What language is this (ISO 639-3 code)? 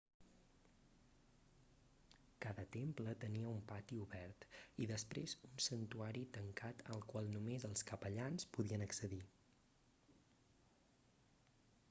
cat